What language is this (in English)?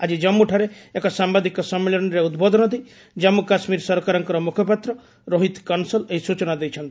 Odia